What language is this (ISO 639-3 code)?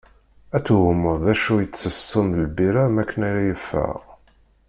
kab